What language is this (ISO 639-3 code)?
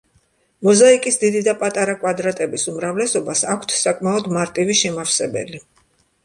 kat